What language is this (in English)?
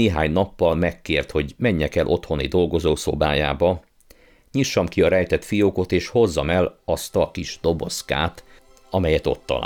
Hungarian